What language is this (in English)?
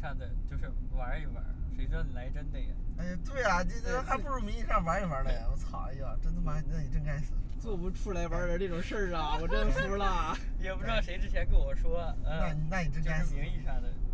Chinese